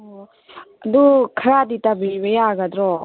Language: Manipuri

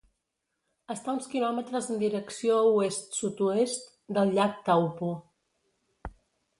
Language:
Catalan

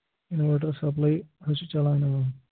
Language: Kashmiri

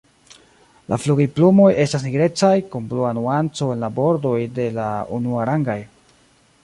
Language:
Esperanto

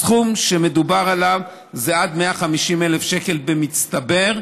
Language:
Hebrew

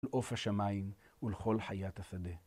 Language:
Hebrew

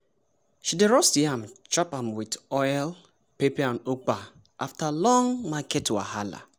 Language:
Nigerian Pidgin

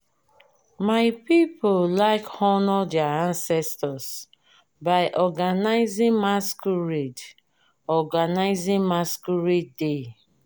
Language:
Nigerian Pidgin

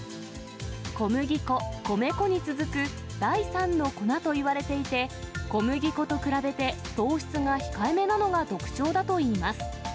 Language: Japanese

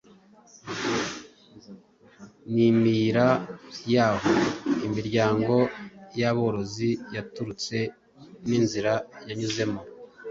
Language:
Kinyarwanda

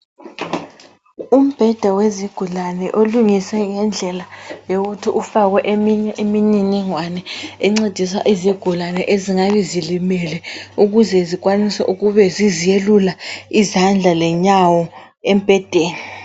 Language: North Ndebele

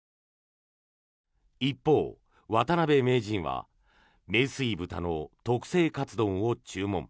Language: Japanese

